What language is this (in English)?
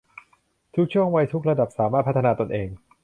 Thai